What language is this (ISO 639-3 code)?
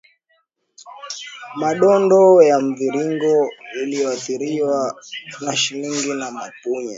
swa